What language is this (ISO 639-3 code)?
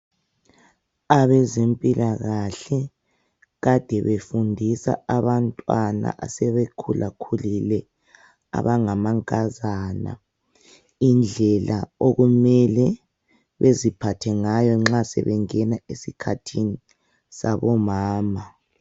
nde